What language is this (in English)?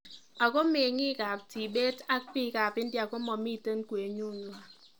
Kalenjin